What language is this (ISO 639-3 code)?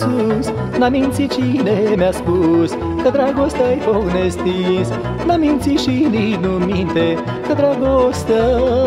ron